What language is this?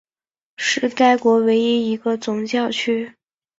Chinese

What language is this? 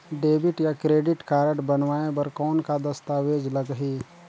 Chhattisgarhi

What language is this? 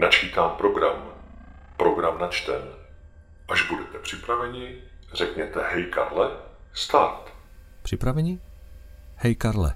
Czech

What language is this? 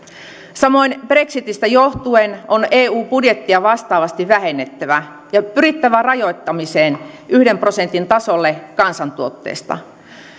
Finnish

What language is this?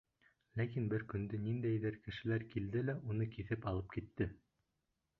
Bashkir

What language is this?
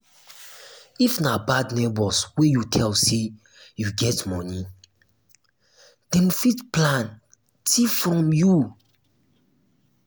Nigerian Pidgin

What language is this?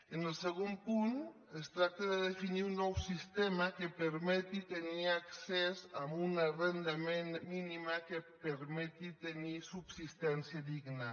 Catalan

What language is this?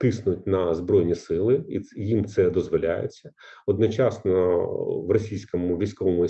Ukrainian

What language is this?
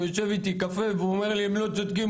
Hebrew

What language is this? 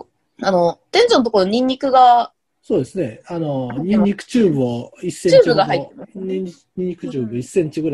Japanese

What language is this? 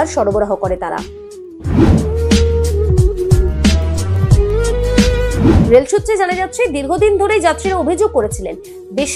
Hindi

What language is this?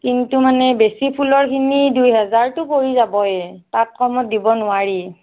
Assamese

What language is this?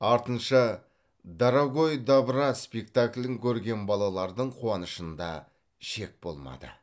Kazakh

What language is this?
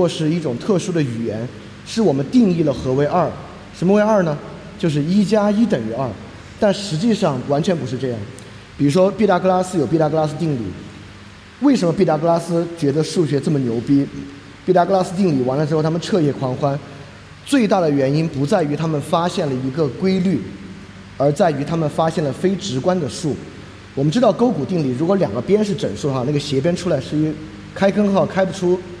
Chinese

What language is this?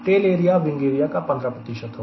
Hindi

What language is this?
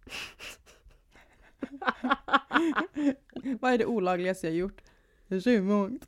Swedish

